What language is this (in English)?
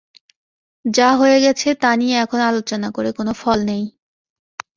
Bangla